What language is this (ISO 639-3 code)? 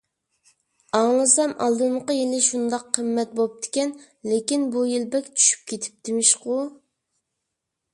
uig